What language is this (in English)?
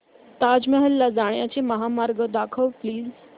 Marathi